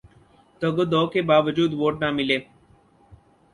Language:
Urdu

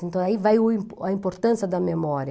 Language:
Portuguese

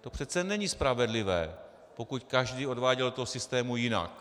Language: Czech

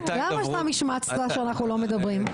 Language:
Hebrew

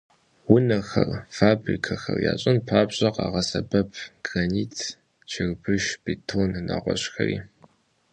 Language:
Kabardian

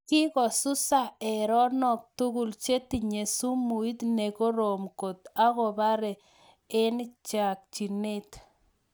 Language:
Kalenjin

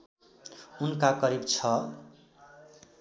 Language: Nepali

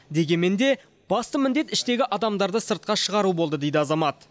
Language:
Kazakh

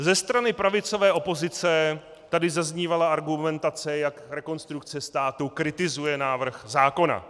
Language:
Czech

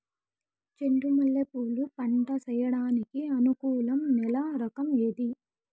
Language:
Telugu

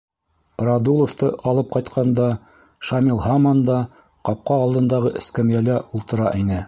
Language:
Bashkir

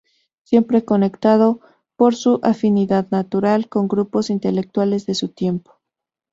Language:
Spanish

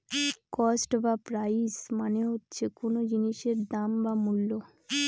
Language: Bangla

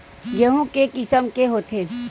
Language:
Chhattisgarhi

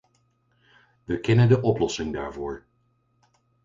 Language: Dutch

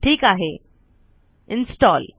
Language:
Marathi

